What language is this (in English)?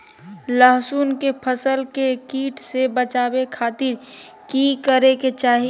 Magahi